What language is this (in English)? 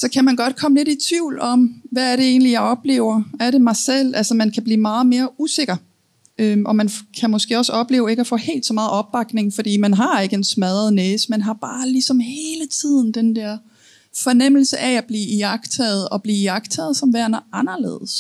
Danish